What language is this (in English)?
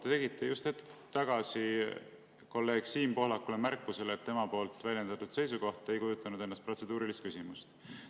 Estonian